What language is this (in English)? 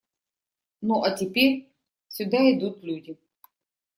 Russian